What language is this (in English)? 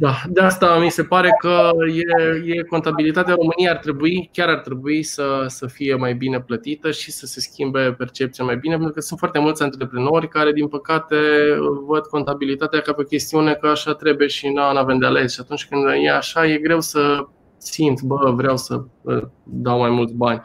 Romanian